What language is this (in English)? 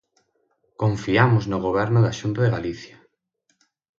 Galician